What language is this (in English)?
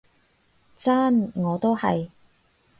Cantonese